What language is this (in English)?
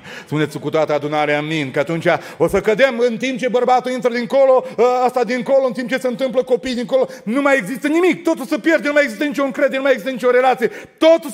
Romanian